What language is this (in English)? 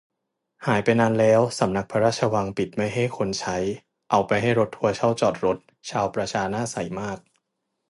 Thai